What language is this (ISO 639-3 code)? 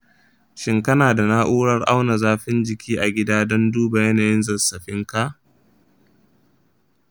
hau